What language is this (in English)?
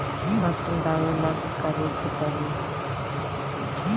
Bhojpuri